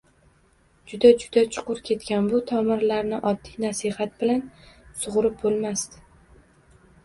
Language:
Uzbek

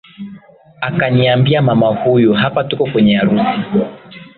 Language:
Swahili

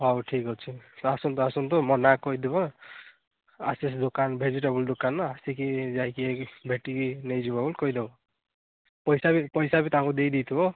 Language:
Odia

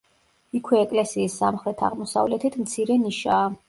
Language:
Georgian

